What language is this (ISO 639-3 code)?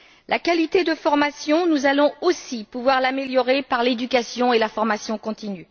fra